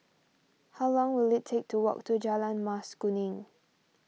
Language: English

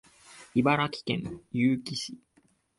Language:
Japanese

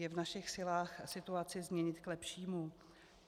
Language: Czech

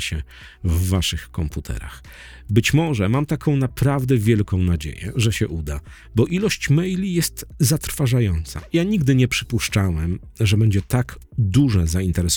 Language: Polish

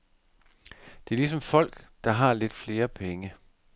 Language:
Danish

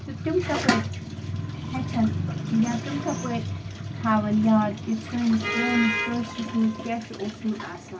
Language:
Kashmiri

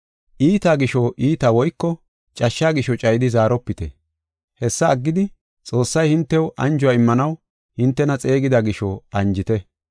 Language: Gofa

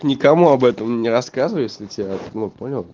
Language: Russian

